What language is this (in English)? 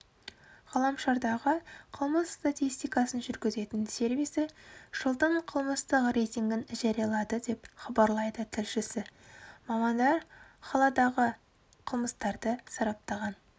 Kazakh